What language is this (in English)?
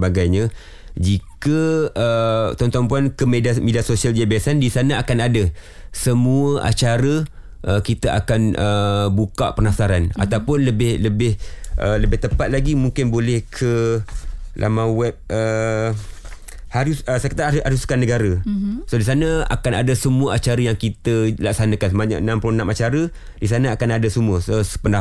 Malay